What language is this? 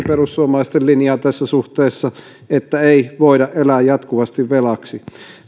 Finnish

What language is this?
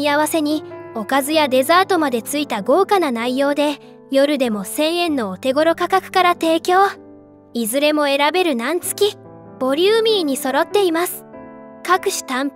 Japanese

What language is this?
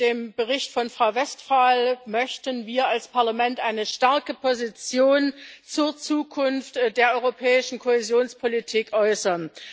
German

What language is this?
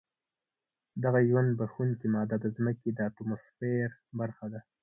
Pashto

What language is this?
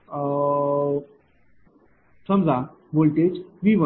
Marathi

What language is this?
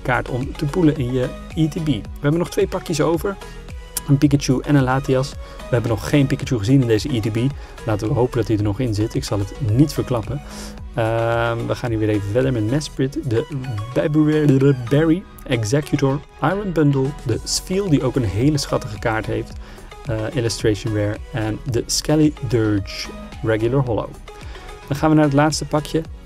Dutch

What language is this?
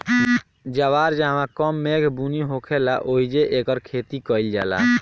Bhojpuri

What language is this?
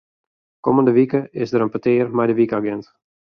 Western Frisian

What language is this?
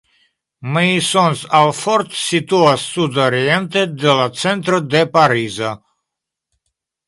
Esperanto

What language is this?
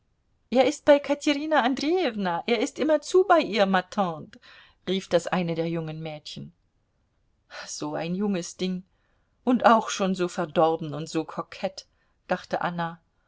German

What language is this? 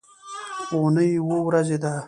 Pashto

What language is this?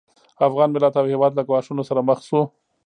Pashto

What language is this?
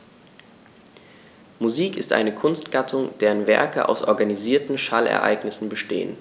German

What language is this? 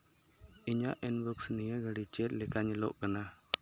Santali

